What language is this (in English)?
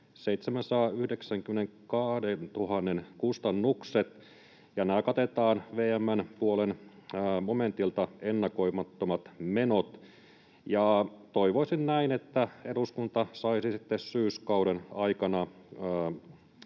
Finnish